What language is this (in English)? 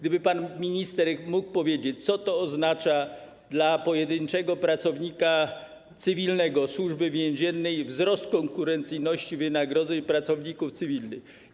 Polish